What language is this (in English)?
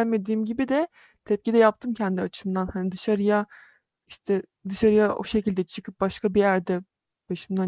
Turkish